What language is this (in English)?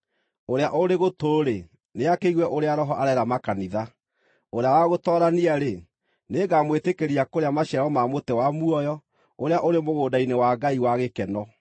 Kikuyu